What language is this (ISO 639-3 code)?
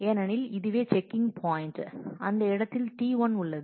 tam